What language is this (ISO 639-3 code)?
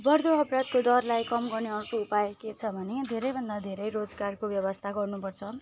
nep